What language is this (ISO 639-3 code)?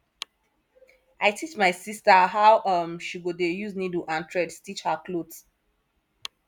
pcm